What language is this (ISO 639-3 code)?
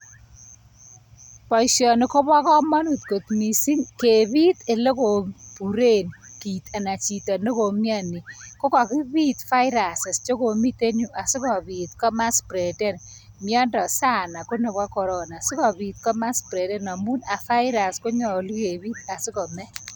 kln